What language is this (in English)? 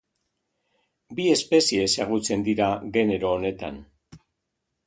Basque